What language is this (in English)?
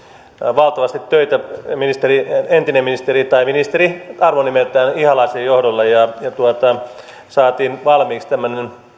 Finnish